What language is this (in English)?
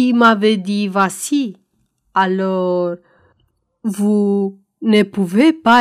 Romanian